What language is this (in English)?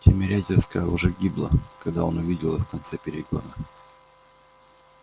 Russian